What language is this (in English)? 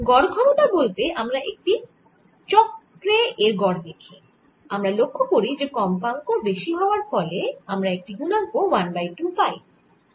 Bangla